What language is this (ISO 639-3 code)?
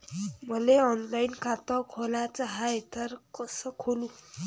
mar